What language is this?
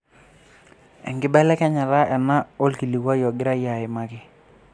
Masai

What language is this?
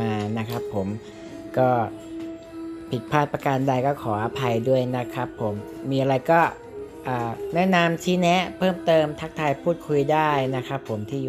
Thai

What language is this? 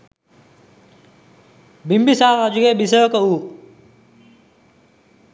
Sinhala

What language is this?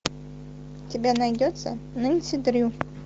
Russian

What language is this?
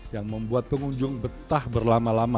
Indonesian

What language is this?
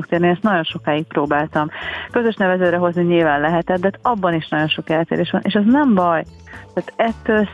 Hungarian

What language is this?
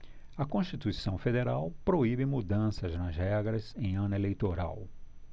Portuguese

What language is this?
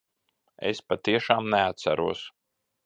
Latvian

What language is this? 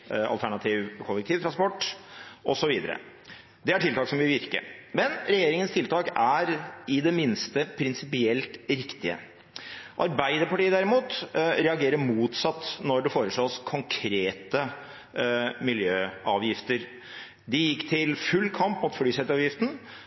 Norwegian Bokmål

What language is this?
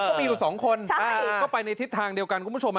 Thai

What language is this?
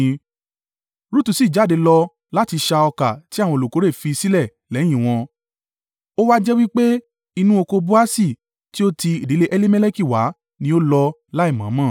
Yoruba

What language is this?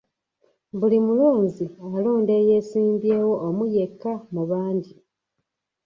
Ganda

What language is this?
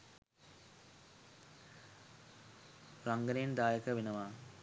Sinhala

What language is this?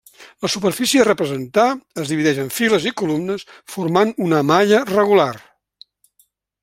Catalan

